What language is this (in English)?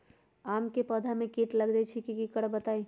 Magahi